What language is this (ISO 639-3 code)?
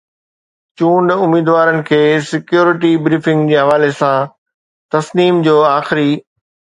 snd